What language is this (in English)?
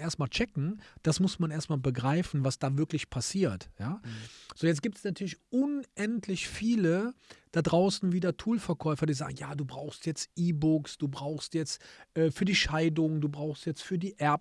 German